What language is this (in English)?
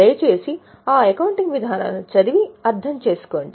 Telugu